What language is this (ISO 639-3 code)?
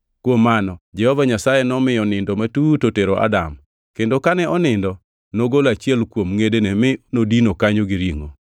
luo